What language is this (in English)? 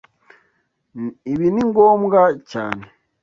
Kinyarwanda